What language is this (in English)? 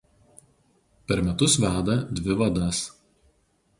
Lithuanian